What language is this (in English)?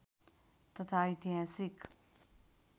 Nepali